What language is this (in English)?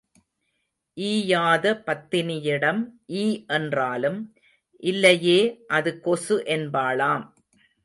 Tamil